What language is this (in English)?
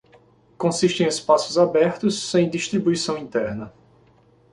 Portuguese